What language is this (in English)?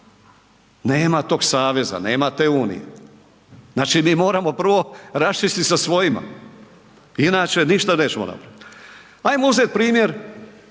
Croatian